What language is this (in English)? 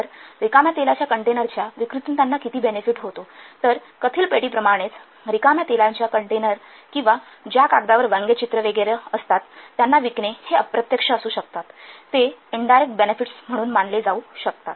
Marathi